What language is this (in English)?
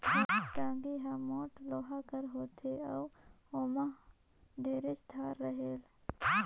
Chhattisgarhi